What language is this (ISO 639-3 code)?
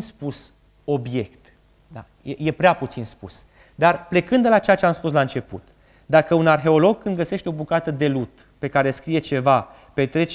ron